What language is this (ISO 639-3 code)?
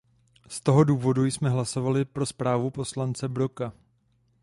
ces